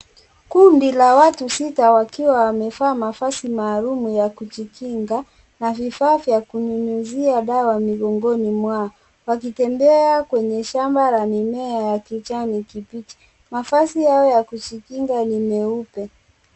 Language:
Swahili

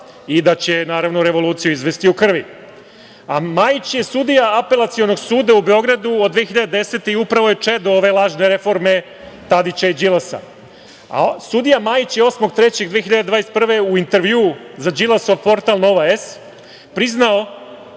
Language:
Serbian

